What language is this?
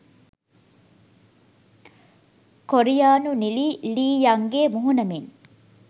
Sinhala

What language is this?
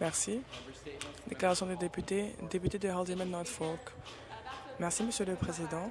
French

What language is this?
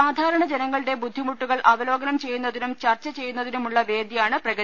Malayalam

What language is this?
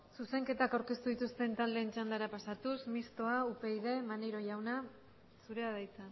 Basque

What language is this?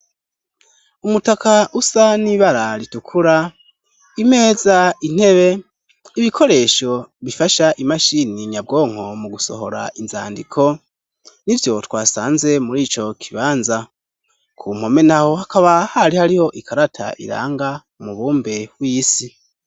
Rundi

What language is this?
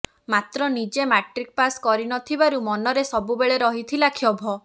Odia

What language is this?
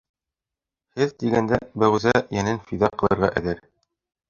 Bashkir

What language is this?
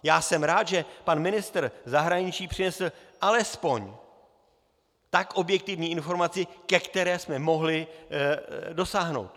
Czech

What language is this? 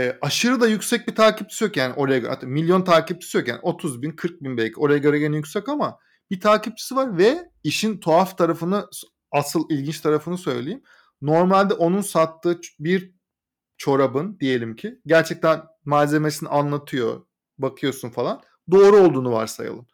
Turkish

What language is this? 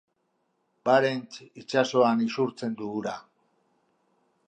Basque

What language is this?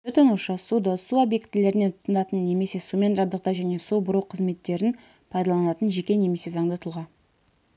Kazakh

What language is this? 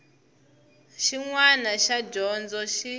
Tsonga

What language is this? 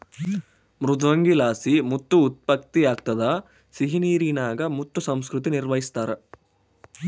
Kannada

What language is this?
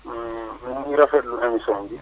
Wolof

